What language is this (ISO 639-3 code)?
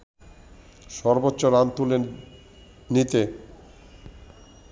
ben